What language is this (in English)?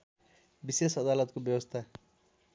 Nepali